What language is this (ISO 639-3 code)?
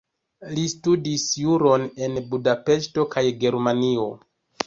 epo